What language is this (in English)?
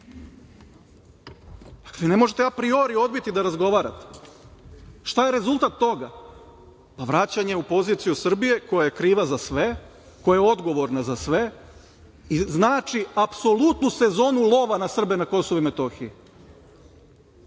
Serbian